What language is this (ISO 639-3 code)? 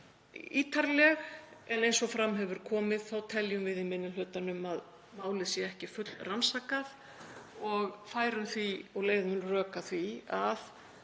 isl